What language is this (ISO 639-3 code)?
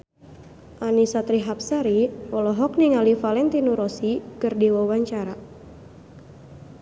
sun